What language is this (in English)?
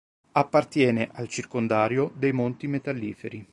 Italian